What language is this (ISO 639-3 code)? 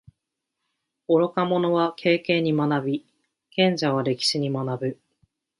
jpn